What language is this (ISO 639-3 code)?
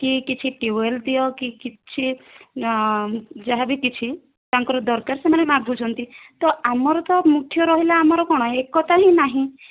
ori